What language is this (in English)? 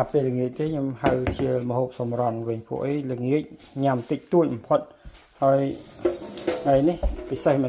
Vietnamese